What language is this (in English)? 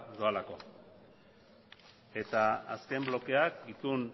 Basque